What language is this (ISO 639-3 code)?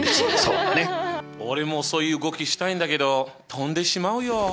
jpn